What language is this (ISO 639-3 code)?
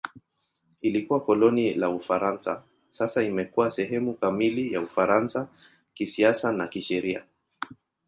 swa